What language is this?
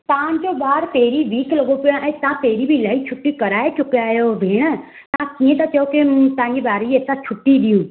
Sindhi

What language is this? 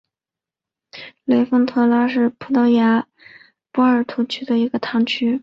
Chinese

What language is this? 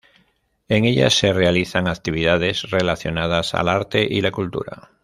Spanish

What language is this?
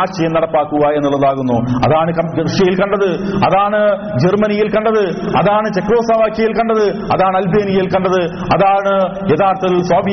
Malayalam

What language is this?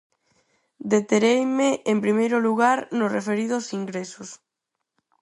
Galician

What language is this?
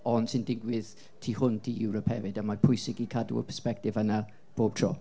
Welsh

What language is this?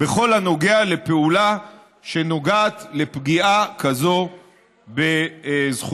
Hebrew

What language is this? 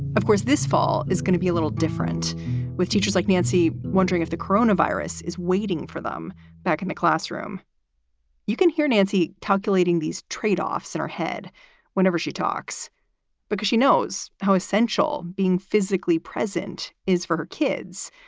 English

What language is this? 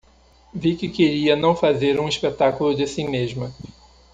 Portuguese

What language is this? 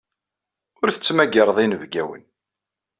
Kabyle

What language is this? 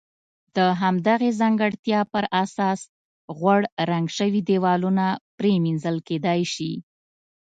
Pashto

